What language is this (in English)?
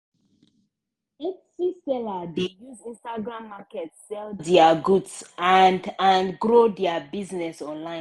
Nigerian Pidgin